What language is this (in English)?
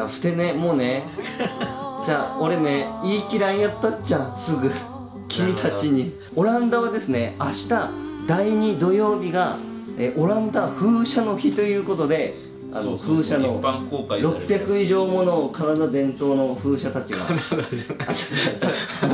Japanese